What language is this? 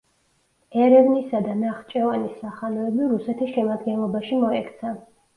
Georgian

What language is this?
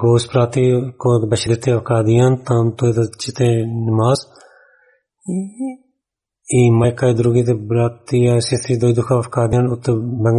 Bulgarian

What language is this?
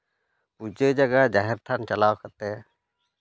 Santali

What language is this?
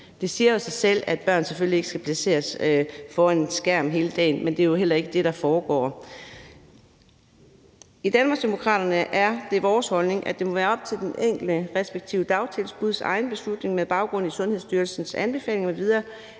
Danish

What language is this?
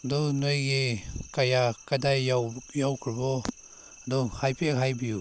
Manipuri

